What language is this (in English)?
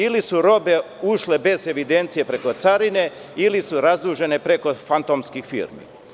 Serbian